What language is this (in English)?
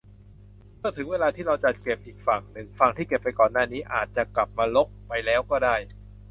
Thai